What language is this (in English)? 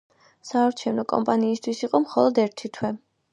Georgian